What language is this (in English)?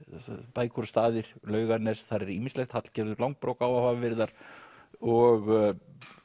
Icelandic